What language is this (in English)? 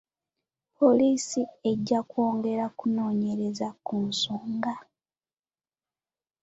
Ganda